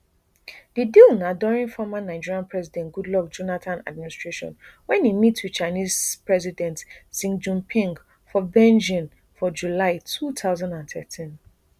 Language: Nigerian Pidgin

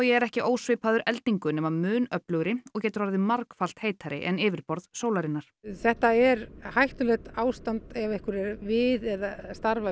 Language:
Icelandic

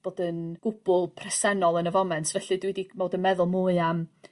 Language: Welsh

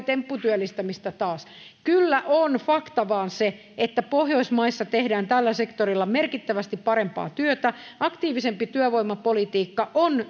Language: Finnish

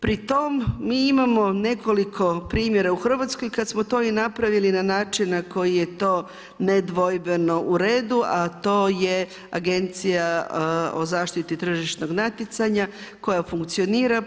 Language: Croatian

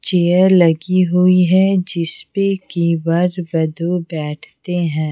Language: Hindi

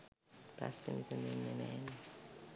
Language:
Sinhala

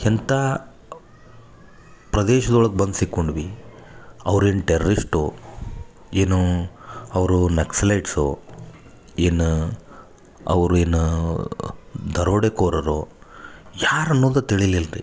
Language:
Kannada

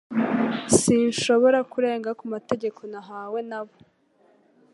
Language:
Kinyarwanda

